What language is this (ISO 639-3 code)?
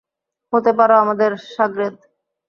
ben